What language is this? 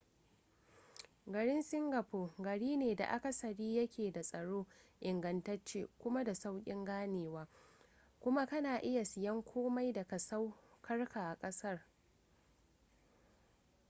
Hausa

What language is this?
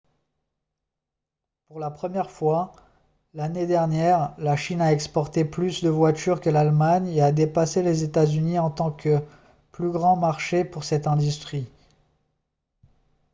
French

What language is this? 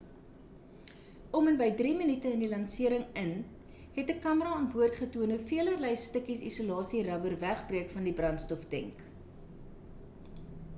Afrikaans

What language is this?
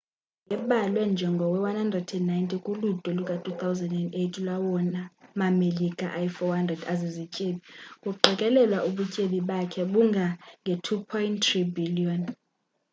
Xhosa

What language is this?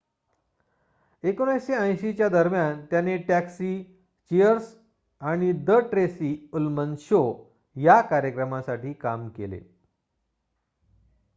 Marathi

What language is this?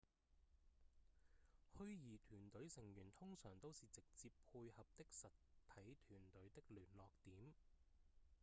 Cantonese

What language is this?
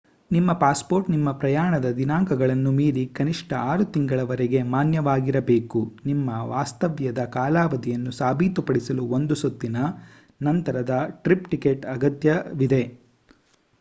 Kannada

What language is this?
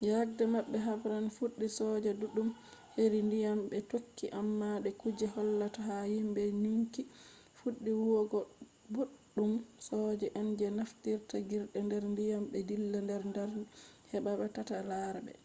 Fula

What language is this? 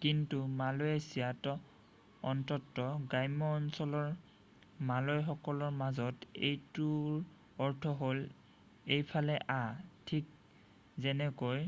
Assamese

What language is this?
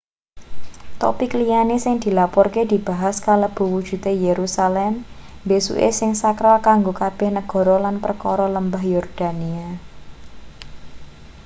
Javanese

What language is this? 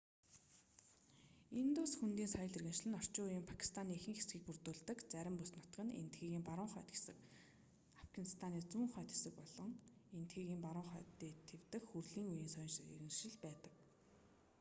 Mongolian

